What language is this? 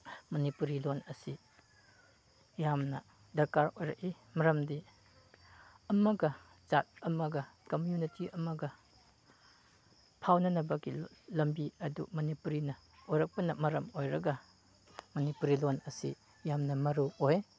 Manipuri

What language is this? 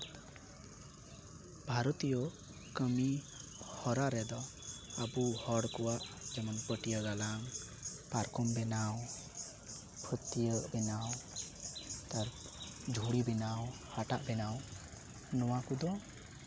Santali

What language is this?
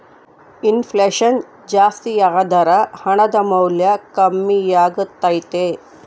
Kannada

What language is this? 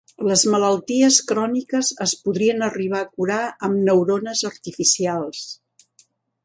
Catalan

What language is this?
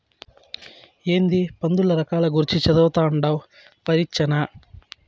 Telugu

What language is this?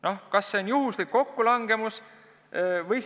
Estonian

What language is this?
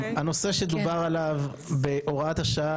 Hebrew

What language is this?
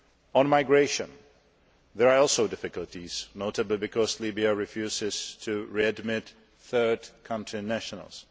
English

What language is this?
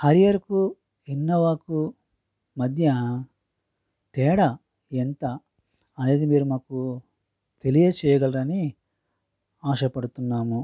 Telugu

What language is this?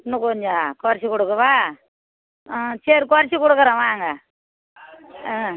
Tamil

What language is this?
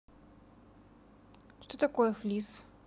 Russian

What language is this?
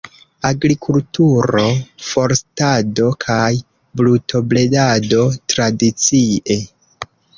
Esperanto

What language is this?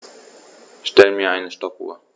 German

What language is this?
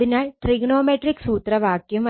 Malayalam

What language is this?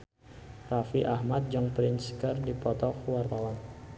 Sundanese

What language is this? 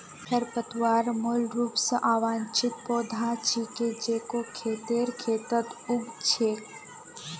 Magahi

